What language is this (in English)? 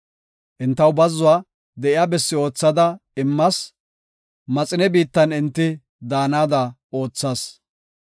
Gofa